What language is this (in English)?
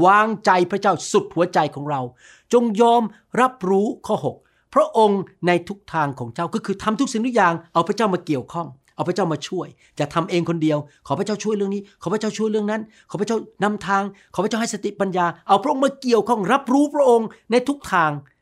Thai